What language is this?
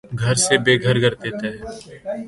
Urdu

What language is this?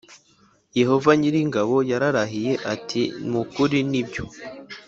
Kinyarwanda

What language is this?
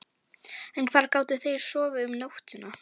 Icelandic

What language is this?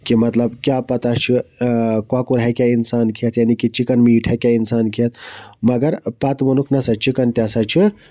Kashmiri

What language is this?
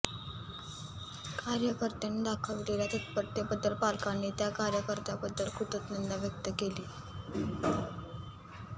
Marathi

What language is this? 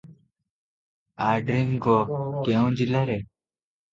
Odia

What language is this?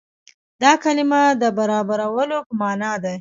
Pashto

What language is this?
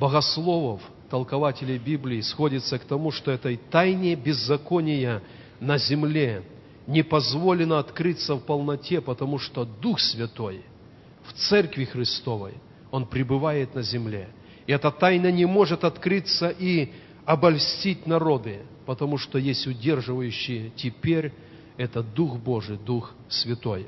Russian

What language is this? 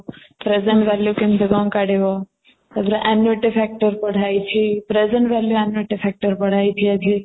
Odia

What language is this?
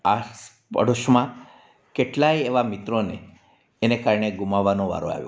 Gujarati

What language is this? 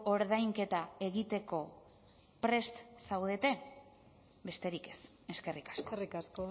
Basque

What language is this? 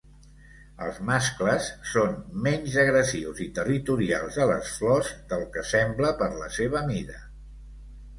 Catalan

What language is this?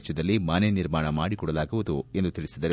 Kannada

